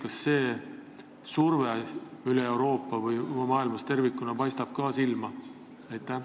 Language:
Estonian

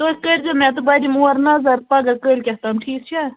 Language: Kashmiri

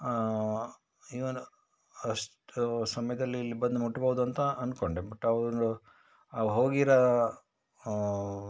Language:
Kannada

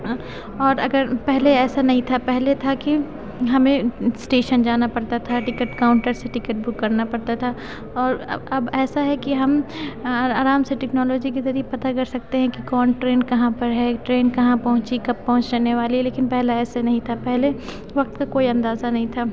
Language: Urdu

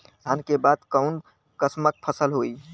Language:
Bhojpuri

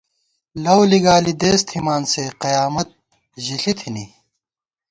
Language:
Gawar-Bati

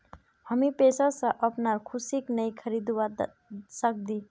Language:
Magahi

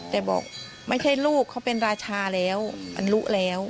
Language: Thai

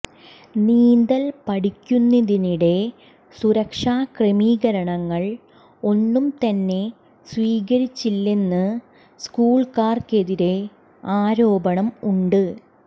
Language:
Malayalam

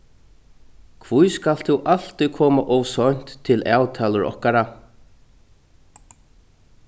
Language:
Faroese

